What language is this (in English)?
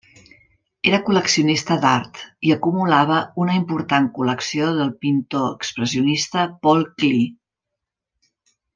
Catalan